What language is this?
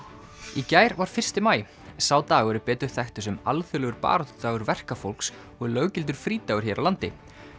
Icelandic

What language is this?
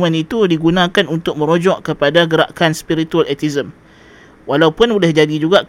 Malay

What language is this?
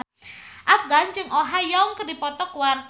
Sundanese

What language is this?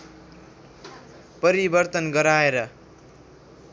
Nepali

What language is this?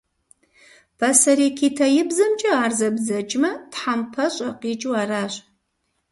Kabardian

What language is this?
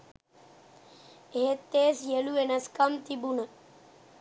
Sinhala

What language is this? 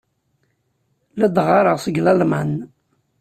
Kabyle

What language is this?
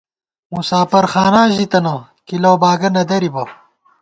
Gawar-Bati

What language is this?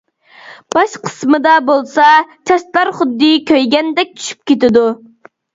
Uyghur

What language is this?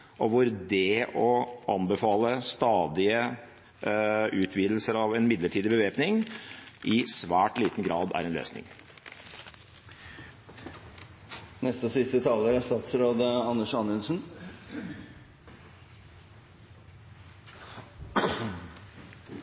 Norwegian Bokmål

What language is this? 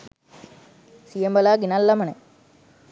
Sinhala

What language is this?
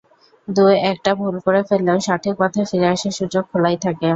Bangla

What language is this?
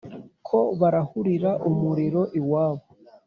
Kinyarwanda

